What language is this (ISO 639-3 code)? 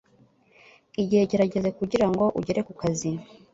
kin